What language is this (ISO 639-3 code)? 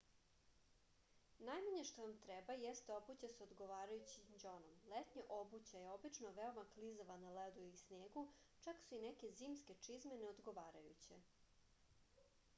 srp